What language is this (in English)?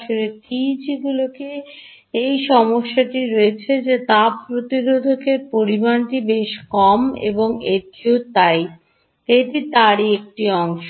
Bangla